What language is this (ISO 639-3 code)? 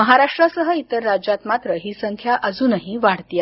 mar